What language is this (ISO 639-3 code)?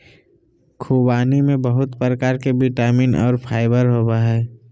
mag